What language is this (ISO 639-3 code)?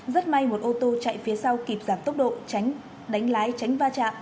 vie